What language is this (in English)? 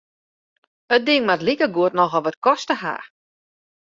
Western Frisian